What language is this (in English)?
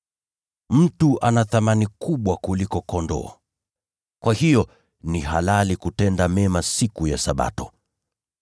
Swahili